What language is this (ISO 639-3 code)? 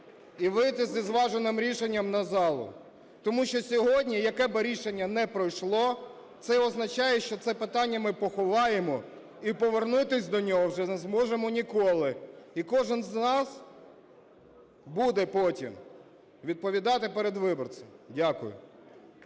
ukr